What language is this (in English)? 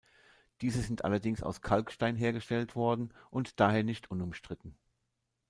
German